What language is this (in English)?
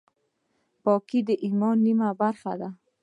Pashto